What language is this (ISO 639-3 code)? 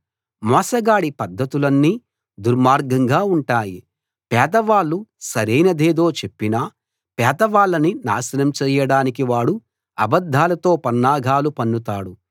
tel